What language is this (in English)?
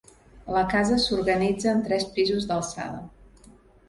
Catalan